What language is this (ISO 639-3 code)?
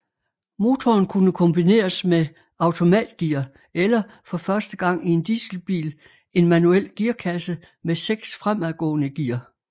dan